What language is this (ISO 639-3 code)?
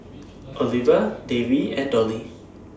eng